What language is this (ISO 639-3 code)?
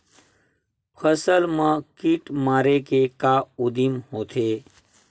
hne